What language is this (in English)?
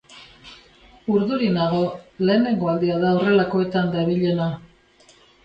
Basque